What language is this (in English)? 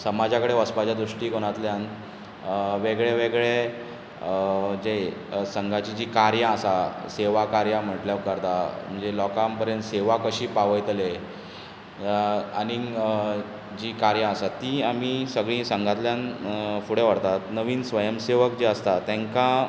Konkani